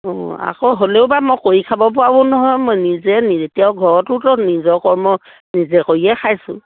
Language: Assamese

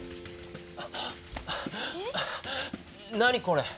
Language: Japanese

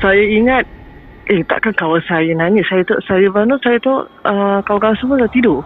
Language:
Malay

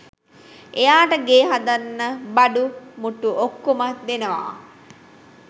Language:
Sinhala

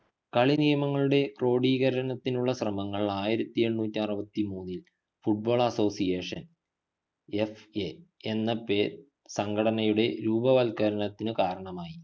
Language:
Malayalam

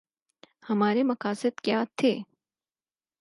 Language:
Urdu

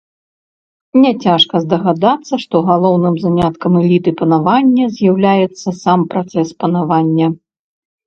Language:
Belarusian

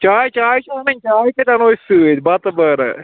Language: Kashmiri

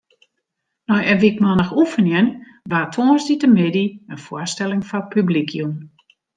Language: Western Frisian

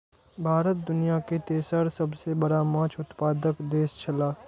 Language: Maithili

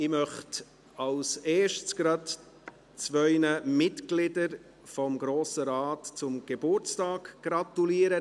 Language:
Swiss German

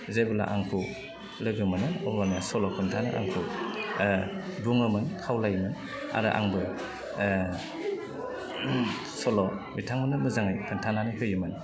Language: Bodo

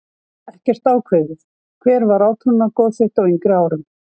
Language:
Icelandic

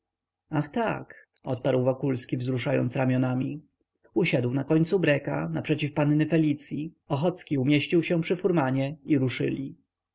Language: Polish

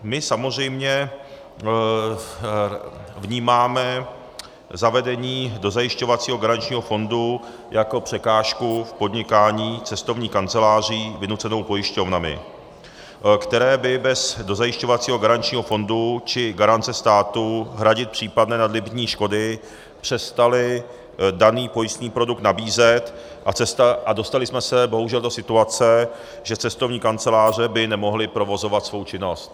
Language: Czech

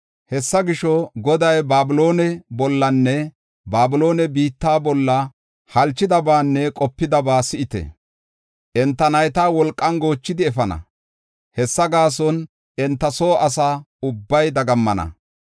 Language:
Gofa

